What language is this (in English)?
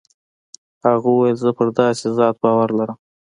Pashto